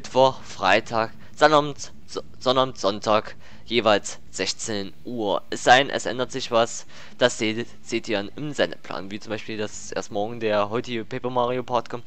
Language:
German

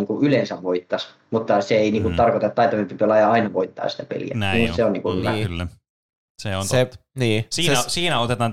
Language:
Finnish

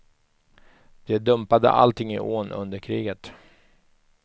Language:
Swedish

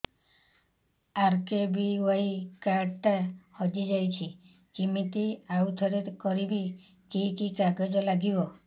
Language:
Odia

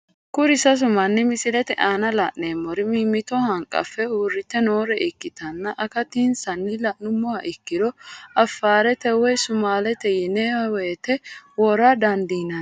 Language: Sidamo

